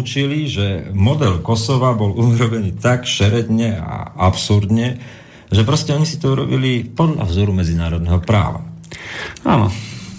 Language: Slovak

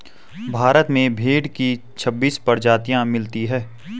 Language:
Hindi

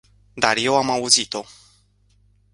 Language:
Romanian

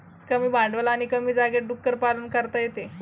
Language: Marathi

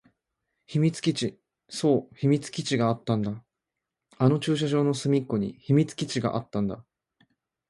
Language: Japanese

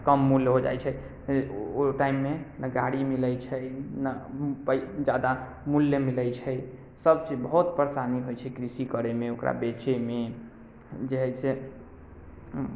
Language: Maithili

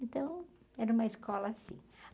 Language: Portuguese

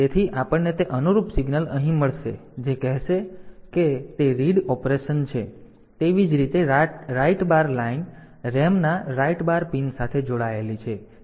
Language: Gujarati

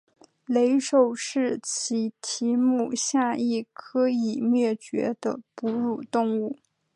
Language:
Chinese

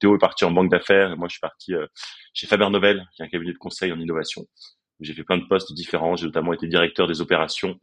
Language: French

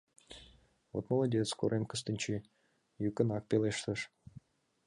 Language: Mari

